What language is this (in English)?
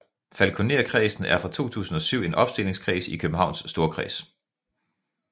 Danish